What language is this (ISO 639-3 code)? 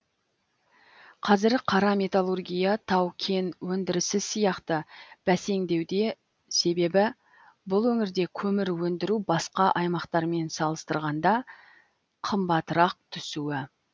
kaz